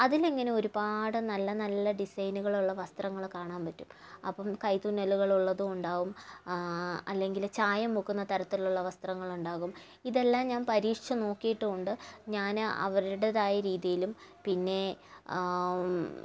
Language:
Malayalam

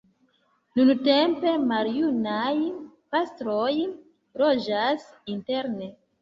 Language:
Esperanto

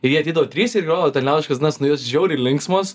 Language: Lithuanian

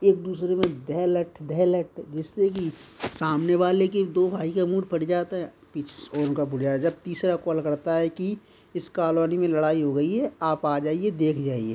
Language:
Hindi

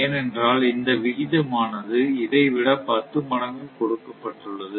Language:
Tamil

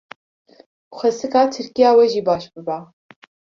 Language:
Kurdish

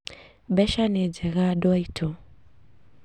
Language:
Kikuyu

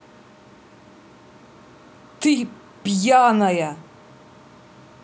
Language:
Russian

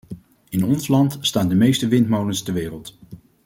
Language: Dutch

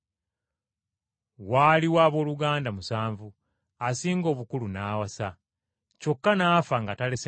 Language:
Ganda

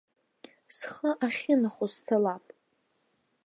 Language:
Abkhazian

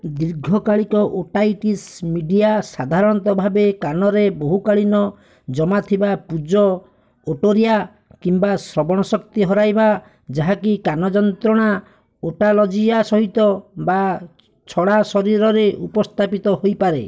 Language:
Odia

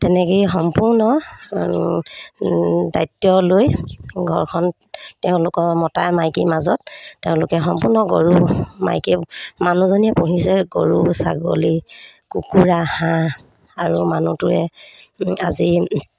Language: Assamese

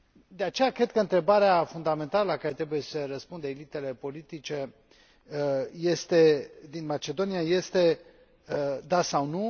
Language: Romanian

